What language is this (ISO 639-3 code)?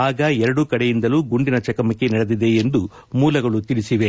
kan